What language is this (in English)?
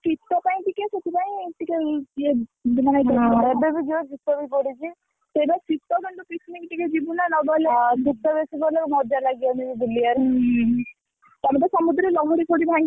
Odia